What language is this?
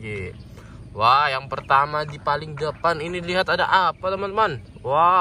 Indonesian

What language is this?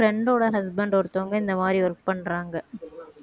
Tamil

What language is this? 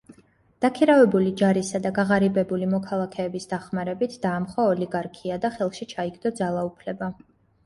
Georgian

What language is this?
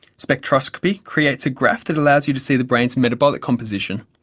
English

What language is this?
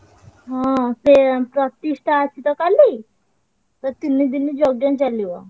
Odia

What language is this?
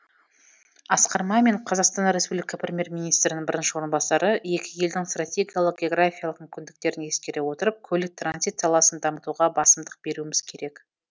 Kazakh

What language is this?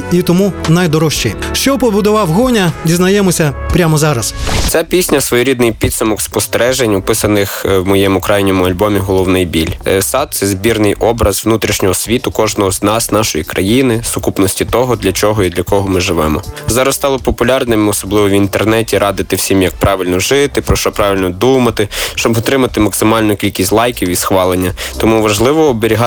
Ukrainian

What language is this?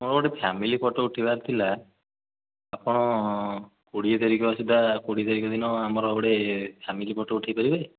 Odia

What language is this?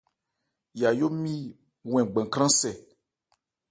Ebrié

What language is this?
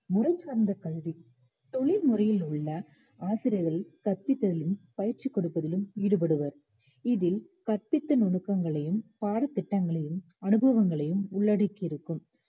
Tamil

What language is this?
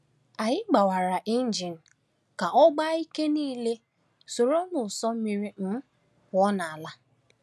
Igbo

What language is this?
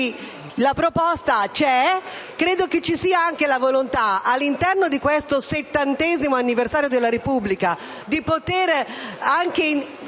Italian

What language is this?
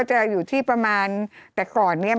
Thai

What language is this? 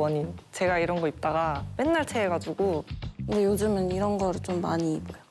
Korean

